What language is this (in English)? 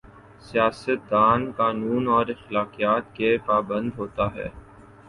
Urdu